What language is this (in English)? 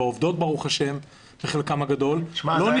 Hebrew